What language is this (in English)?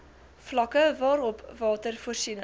Afrikaans